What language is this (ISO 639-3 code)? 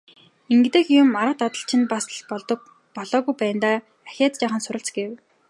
mon